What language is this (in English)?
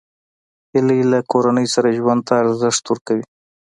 Pashto